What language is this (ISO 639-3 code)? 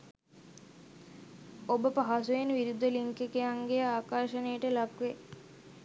sin